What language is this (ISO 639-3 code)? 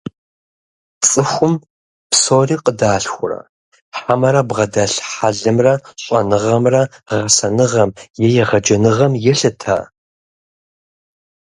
kbd